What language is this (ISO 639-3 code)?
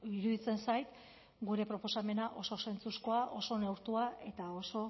eus